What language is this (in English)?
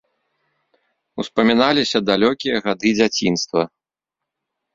Belarusian